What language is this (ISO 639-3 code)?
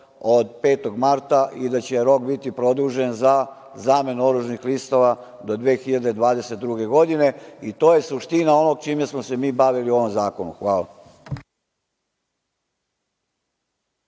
srp